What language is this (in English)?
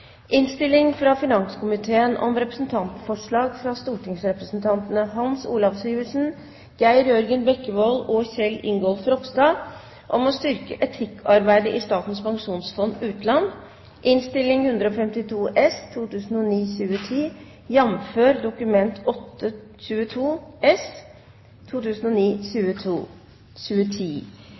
Norwegian Bokmål